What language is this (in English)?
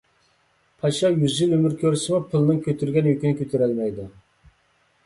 Uyghur